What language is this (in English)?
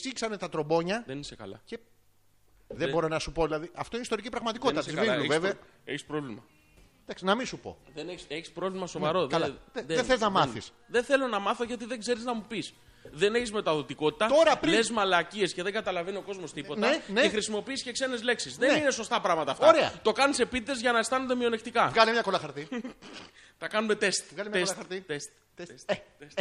Greek